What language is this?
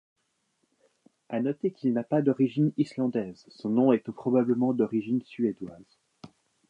French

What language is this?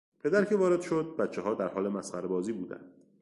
Persian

